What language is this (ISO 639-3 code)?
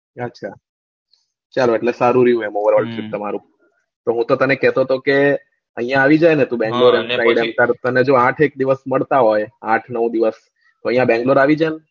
guj